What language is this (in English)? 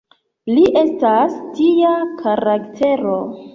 Esperanto